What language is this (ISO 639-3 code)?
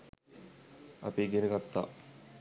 sin